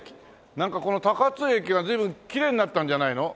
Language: Japanese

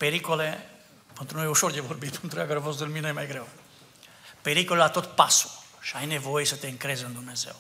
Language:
Romanian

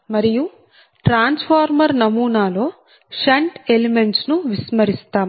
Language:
Telugu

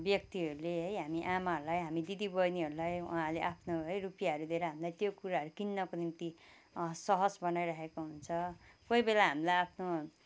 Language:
Nepali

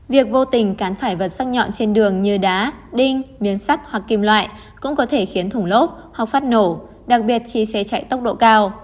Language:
Vietnamese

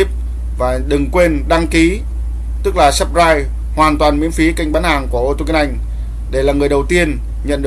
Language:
Vietnamese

